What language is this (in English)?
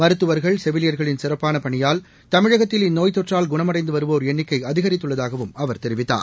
Tamil